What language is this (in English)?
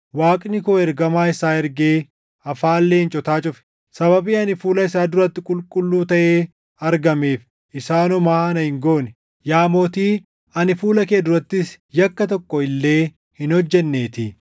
Oromo